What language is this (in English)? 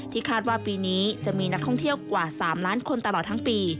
Thai